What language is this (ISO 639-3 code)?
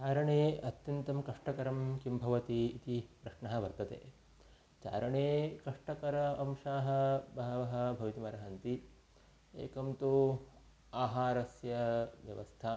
san